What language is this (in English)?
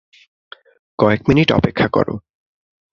Bangla